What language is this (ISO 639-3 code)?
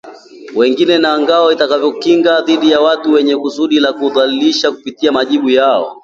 swa